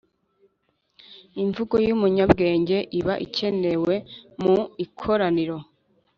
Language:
Kinyarwanda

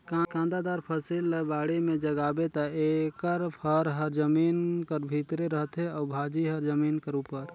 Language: Chhattisgarhi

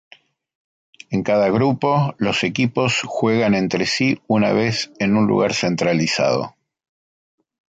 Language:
Spanish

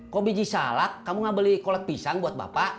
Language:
Indonesian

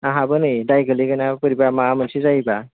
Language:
Bodo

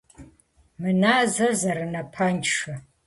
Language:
Kabardian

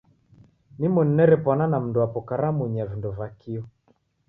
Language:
Taita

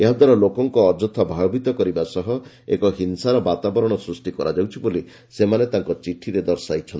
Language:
Odia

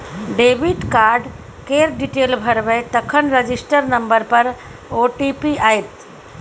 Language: Maithili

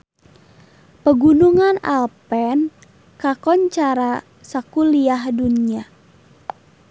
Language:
Sundanese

